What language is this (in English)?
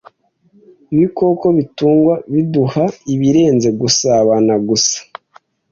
Kinyarwanda